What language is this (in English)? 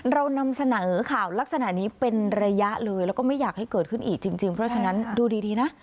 Thai